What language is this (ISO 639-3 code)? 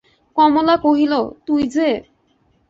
ben